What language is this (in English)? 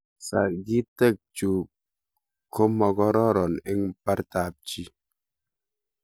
Kalenjin